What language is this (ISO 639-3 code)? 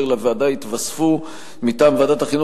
heb